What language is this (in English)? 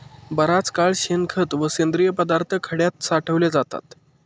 Marathi